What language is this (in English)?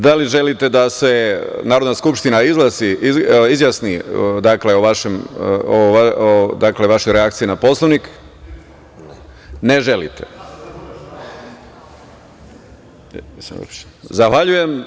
Serbian